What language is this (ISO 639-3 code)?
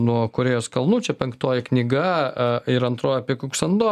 lit